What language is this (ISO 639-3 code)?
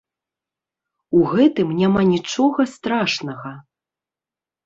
bel